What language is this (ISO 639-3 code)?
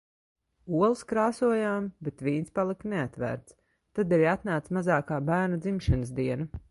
lav